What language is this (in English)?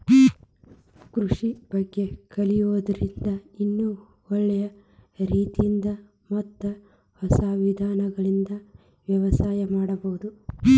Kannada